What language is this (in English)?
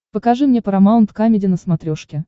Russian